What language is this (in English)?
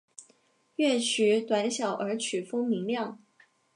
Chinese